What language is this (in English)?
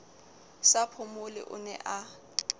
Southern Sotho